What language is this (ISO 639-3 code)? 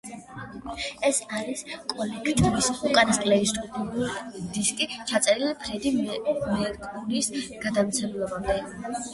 kat